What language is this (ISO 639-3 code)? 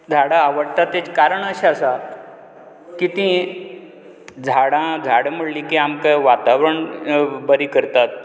kok